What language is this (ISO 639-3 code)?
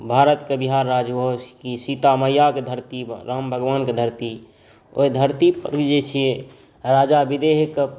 mai